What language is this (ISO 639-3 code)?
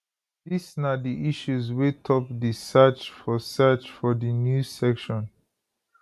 pcm